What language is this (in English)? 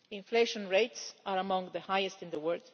English